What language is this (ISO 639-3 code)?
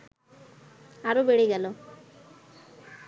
ben